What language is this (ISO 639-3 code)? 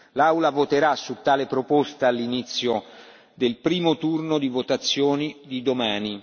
ita